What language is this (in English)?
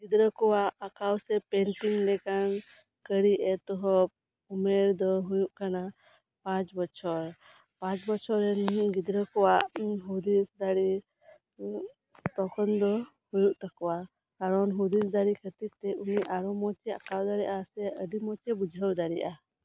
Santali